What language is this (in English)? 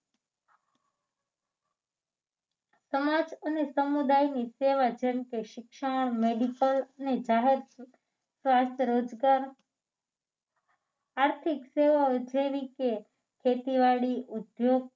Gujarati